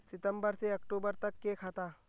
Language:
Magahi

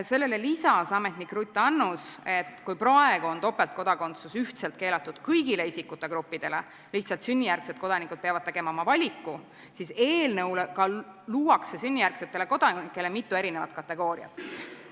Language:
Estonian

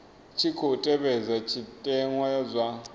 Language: Venda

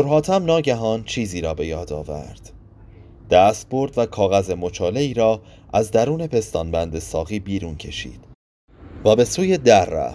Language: Persian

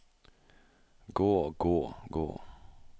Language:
Norwegian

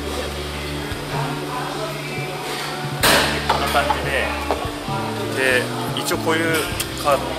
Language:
Japanese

